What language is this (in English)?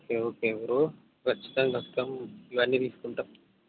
Telugu